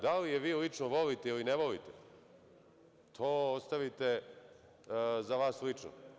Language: Serbian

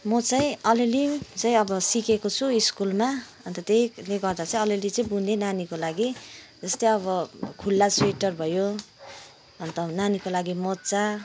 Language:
Nepali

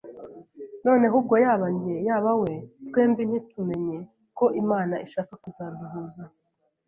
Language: Kinyarwanda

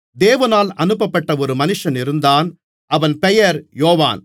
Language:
Tamil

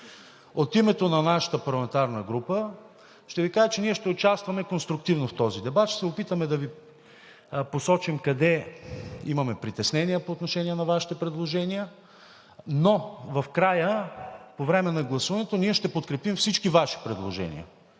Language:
Bulgarian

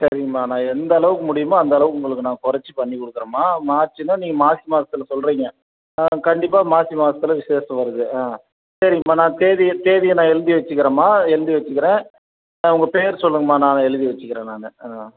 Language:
Tamil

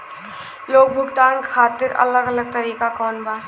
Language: Bhojpuri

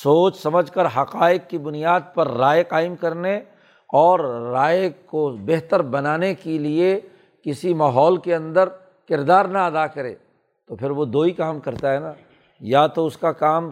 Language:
Urdu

